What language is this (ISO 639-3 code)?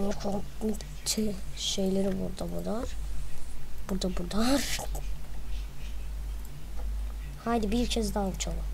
tur